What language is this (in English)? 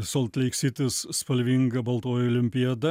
Lithuanian